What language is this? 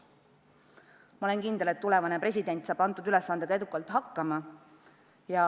Estonian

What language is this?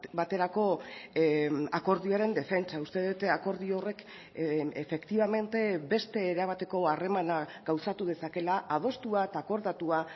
Basque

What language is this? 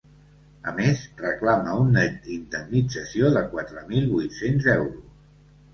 Catalan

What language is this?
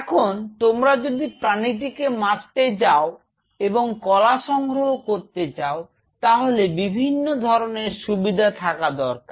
Bangla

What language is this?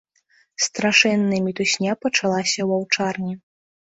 Belarusian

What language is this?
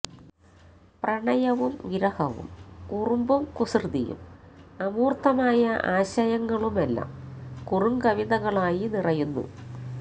Malayalam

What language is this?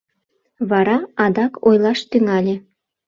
Mari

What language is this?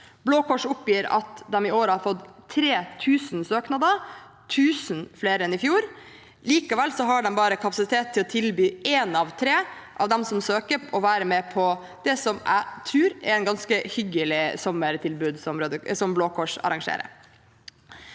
Norwegian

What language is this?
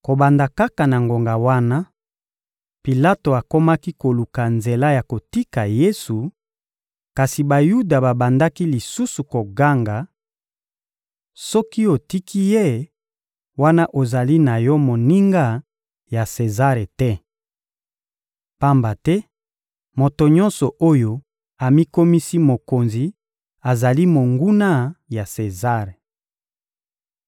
Lingala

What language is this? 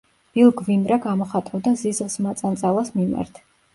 Georgian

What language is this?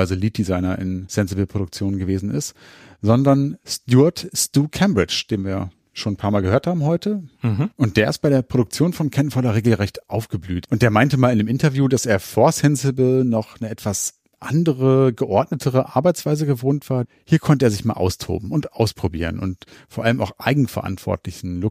German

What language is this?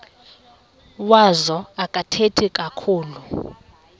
Xhosa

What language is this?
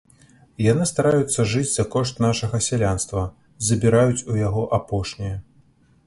Belarusian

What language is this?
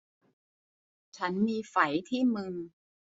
Thai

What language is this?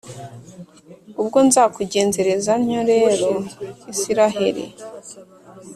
Kinyarwanda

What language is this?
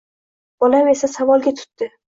Uzbek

